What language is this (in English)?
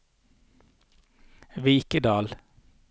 Norwegian